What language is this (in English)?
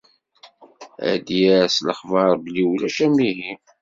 Kabyle